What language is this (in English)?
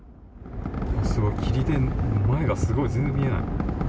Japanese